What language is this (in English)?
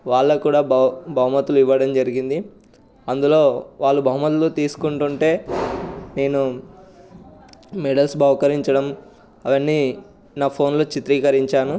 Telugu